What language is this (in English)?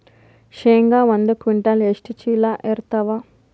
Kannada